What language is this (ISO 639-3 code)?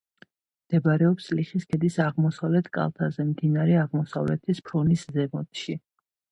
kat